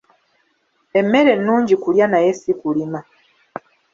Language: Ganda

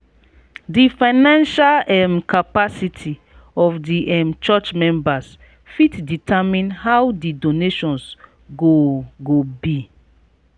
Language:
Nigerian Pidgin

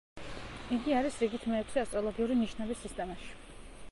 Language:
Georgian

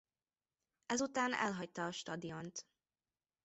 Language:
Hungarian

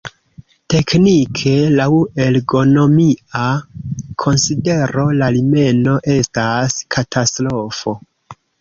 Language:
Esperanto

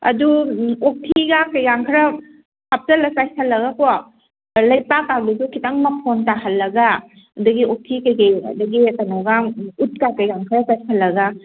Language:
Manipuri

